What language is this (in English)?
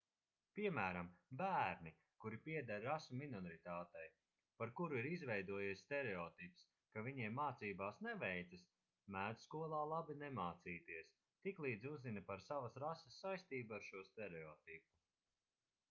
Latvian